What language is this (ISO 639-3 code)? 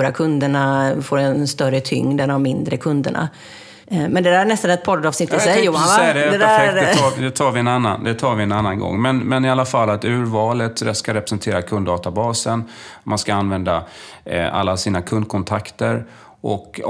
swe